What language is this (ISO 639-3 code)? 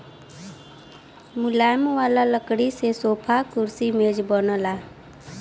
bho